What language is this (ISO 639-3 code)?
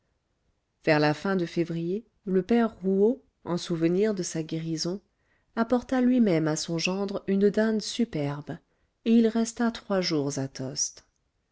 fra